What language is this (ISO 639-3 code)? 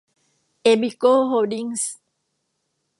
tha